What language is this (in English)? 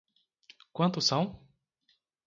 Portuguese